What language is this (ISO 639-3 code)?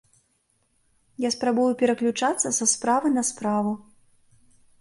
bel